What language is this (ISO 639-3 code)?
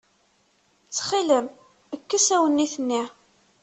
kab